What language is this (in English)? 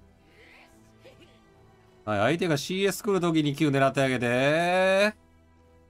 Japanese